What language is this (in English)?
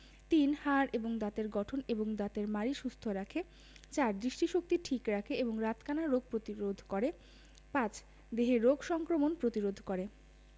Bangla